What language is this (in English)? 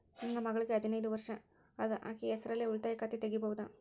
Kannada